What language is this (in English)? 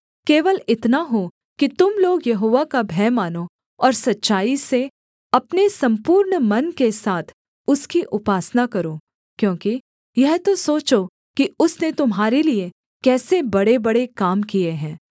Hindi